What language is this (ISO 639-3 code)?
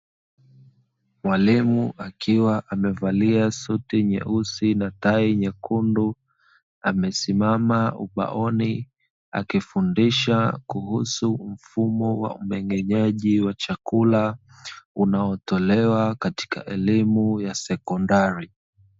swa